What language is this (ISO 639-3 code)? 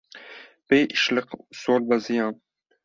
kur